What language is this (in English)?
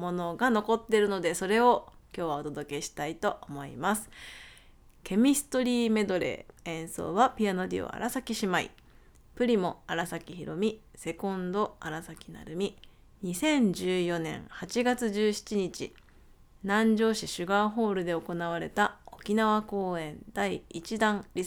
Japanese